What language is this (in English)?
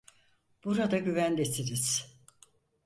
Turkish